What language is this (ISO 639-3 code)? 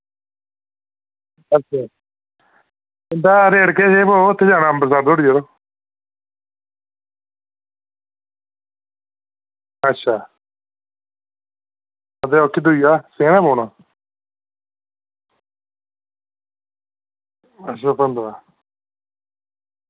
doi